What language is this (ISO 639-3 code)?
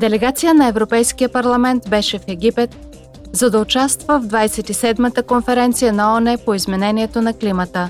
bul